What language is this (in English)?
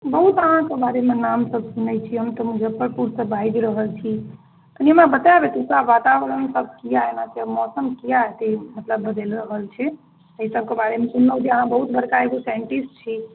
Maithili